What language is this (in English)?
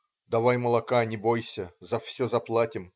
Russian